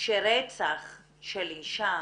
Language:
Hebrew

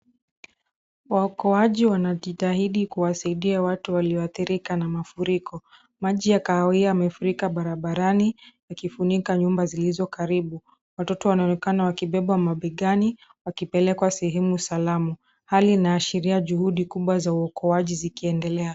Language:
Swahili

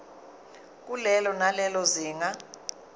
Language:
Zulu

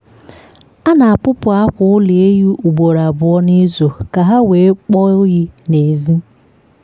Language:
Igbo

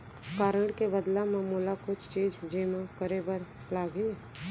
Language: Chhattisgarhi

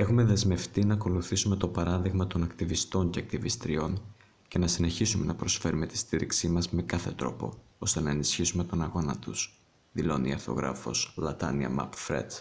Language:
Greek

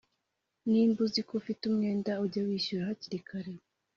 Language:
Kinyarwanda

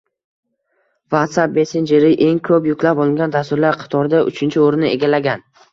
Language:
Uzbek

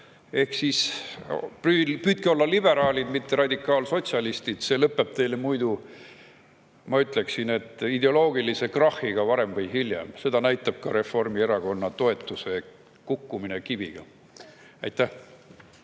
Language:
Estonian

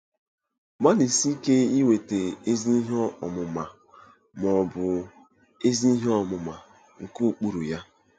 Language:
Igbo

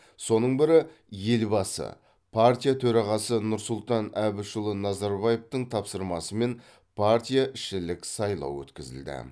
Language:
Kazakh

